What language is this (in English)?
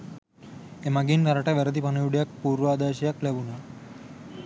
Sinhala